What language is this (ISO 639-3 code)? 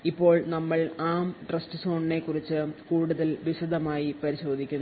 mal